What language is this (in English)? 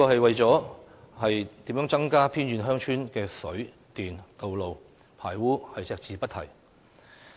Cantonese